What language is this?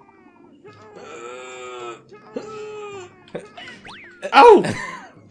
German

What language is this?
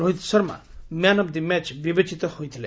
Odia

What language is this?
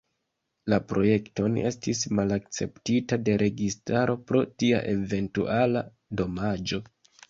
Esperanto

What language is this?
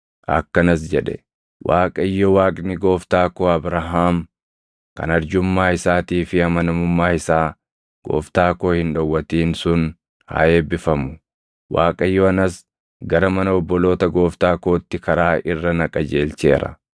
Oromo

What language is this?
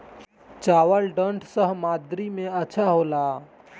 Bhojpuri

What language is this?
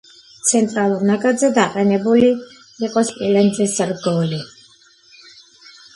Georgian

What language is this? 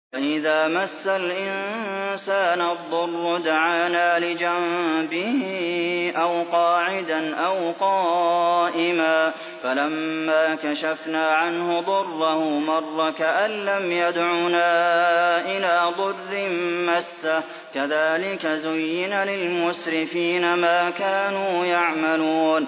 Arabic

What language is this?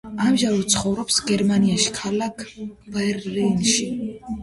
Georgian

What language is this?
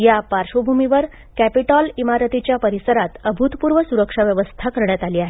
Marathi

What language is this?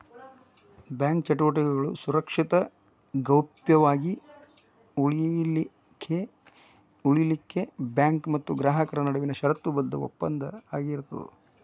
Kannada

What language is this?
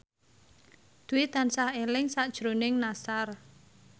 Javanese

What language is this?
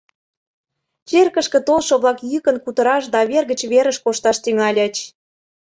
Mari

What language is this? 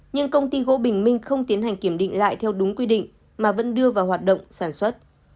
Vietnamese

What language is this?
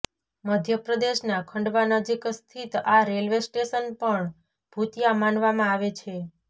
Gujarati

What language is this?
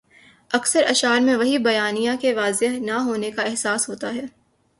Urdu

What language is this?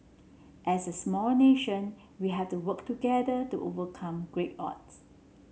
English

